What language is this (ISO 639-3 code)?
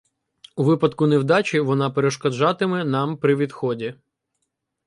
ukr